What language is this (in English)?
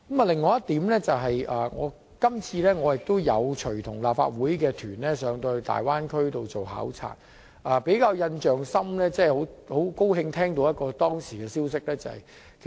Cantonese